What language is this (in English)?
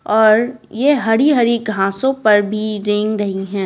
Hindi